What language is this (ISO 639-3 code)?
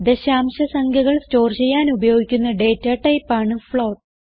mal